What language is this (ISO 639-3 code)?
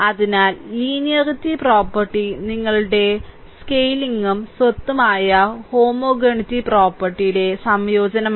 mal